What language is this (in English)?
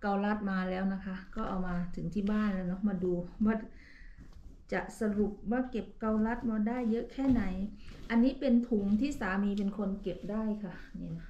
Thai